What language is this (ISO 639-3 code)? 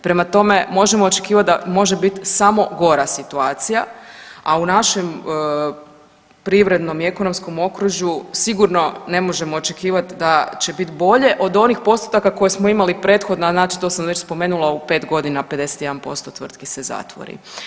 hrv